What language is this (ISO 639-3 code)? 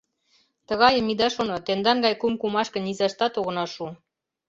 chm